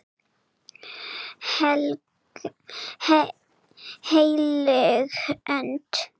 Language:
Icelandic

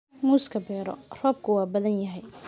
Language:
Somali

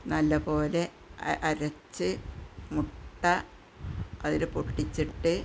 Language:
Malayalam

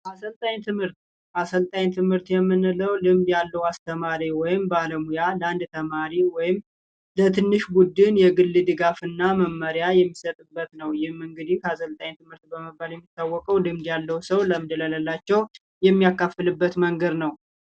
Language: Amharic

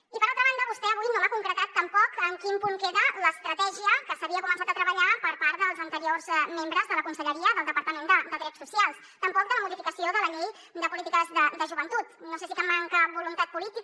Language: Catalan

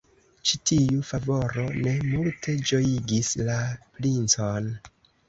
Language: Esperanto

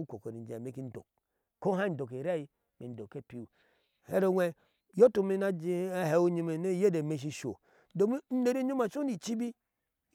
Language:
Ashe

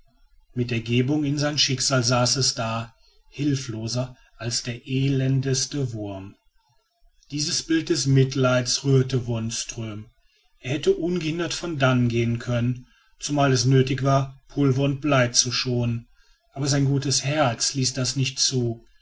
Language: German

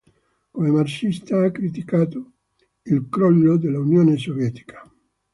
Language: Italian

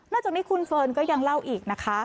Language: Thai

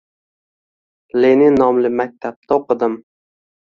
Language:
Uzbek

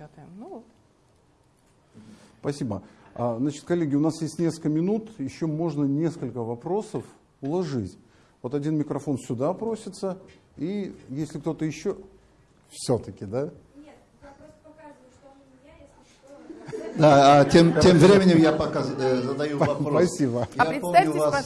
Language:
Russian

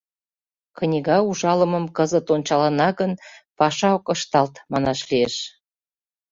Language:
Mari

